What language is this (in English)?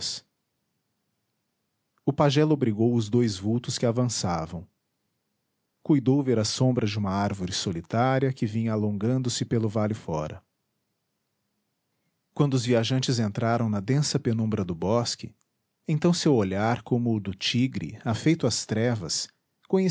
Portuguese